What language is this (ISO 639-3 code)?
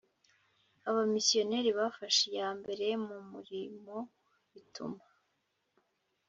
kin